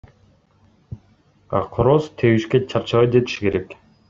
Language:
Kyrgyz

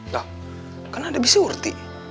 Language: Indonesian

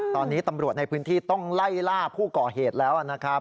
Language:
Thai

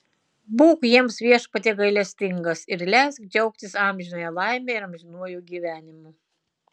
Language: Lithuanian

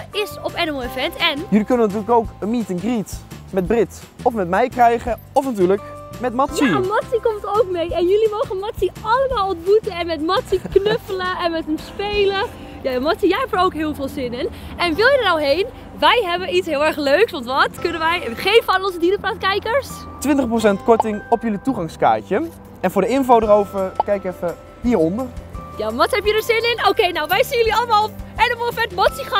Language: Dutch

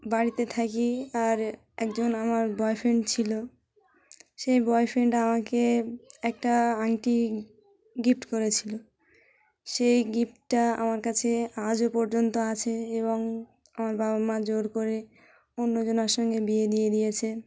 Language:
Bangla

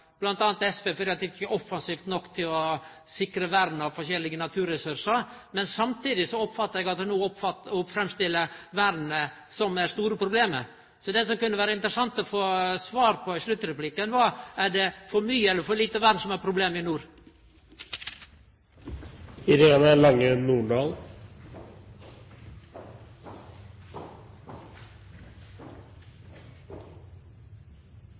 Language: Norwegian Nynorsk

